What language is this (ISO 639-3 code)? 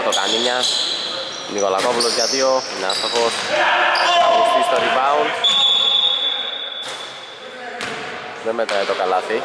ell